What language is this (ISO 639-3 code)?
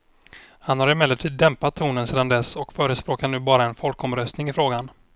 swe